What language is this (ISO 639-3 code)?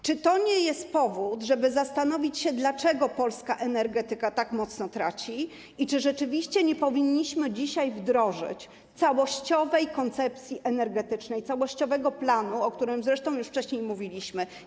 pol